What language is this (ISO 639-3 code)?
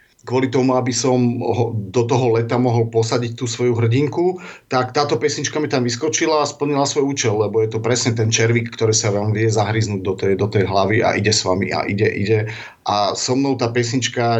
slk